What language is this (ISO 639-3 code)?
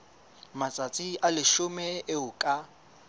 sot